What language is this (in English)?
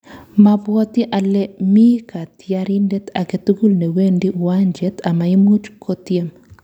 Kalenjin